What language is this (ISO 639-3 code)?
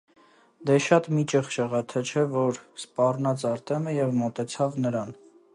hye